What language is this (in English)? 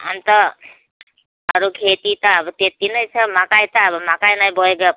Nepali